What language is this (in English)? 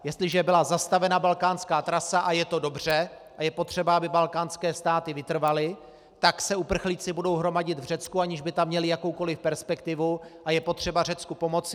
Czech